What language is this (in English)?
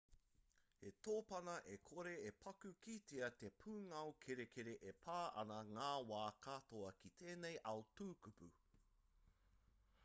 Māori